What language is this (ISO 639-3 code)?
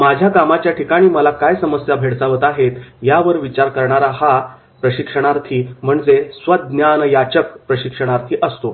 mar